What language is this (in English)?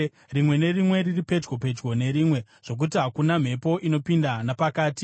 Shona